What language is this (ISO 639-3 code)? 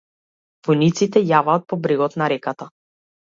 mkd